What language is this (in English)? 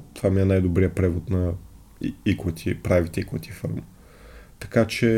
Bulgarian